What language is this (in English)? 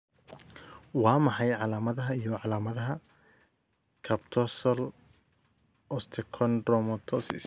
Somali